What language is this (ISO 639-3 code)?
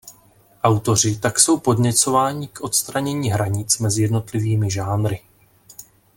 ces